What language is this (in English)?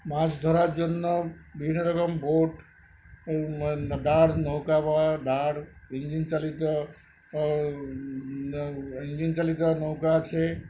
Bangla